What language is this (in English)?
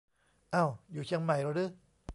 Thai